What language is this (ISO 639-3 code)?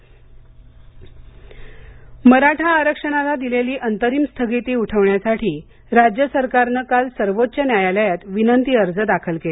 mar